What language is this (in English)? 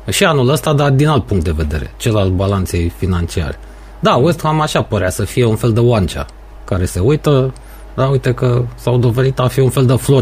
Romanian